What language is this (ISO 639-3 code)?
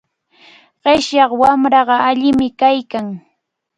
qvl